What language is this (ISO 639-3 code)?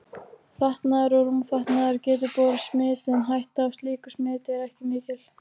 isl